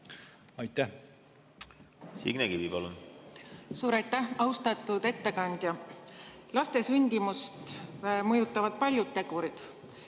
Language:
Estonian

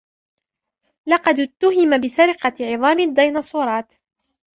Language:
Arabic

